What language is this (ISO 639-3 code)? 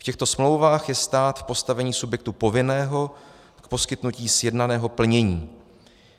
ces